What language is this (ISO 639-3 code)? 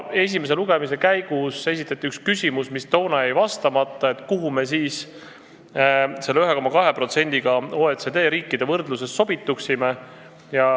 est